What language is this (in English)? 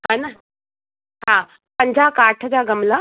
Sindhi